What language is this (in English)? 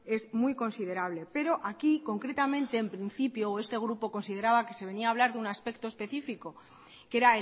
Spanish